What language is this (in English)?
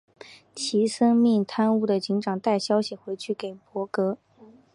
Chinese